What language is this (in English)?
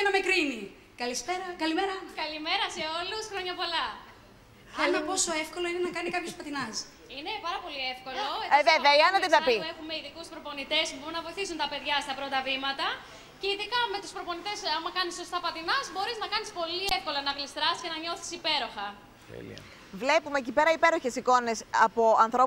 Greek